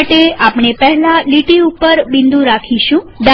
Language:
Gujarati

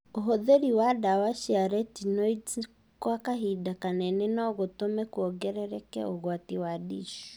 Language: Kikuyu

